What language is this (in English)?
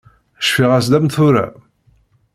Kabyle